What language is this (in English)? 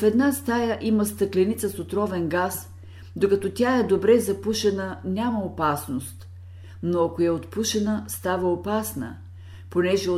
Bulgarian